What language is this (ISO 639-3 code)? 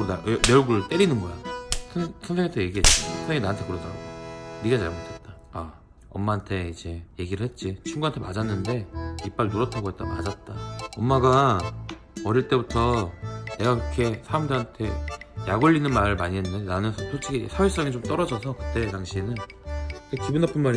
kor